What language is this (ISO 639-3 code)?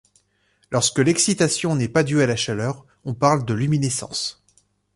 fra